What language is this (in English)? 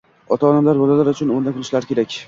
Uzbek